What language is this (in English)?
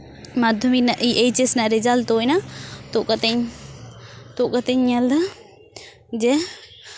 Santali